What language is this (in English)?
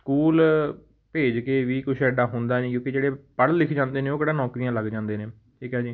Punjabi